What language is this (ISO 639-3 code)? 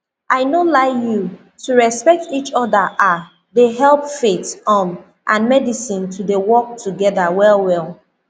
pcm